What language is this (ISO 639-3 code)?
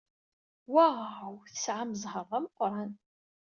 kab